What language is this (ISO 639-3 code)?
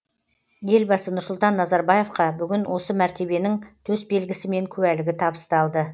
kaz